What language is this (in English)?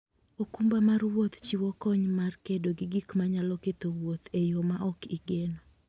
Luo (Kenya and Tanzania)